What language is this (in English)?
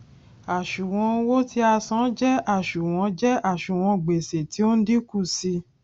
Yoruba